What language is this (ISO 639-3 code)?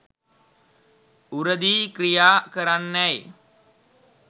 sin